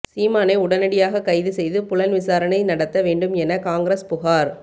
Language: Tamil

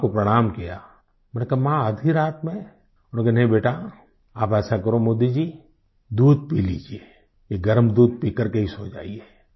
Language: Hindi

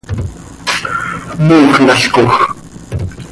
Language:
Seri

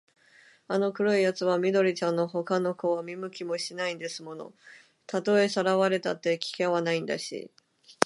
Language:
Japanese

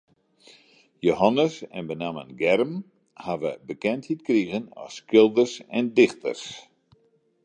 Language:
Western Frisian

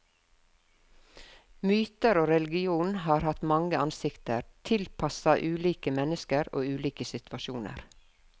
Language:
Norwegian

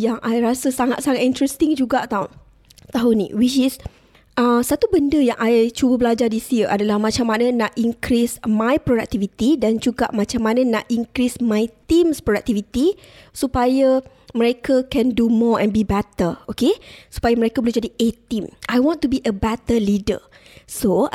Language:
Malay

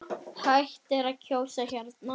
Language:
Icelandic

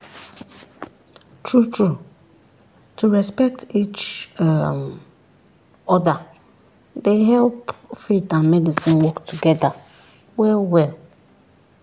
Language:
Nigerian Pidgin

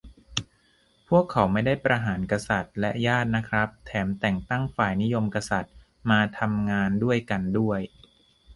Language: Thai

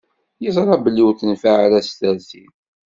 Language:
Kabyle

